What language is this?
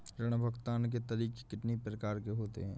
Hindi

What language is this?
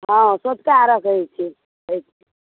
Maithili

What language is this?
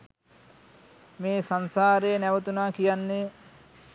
Sinhala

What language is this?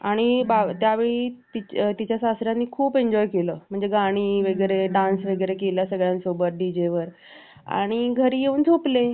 Marathi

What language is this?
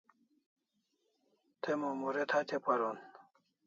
Kalasha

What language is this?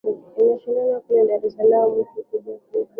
Swahili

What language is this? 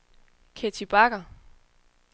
Danish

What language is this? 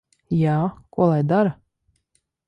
Latvian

